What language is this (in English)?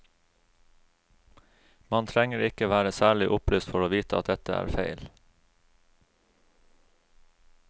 Norwegian